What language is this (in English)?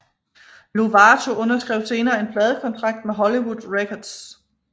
Danish